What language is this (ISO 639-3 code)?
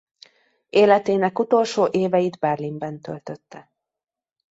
hun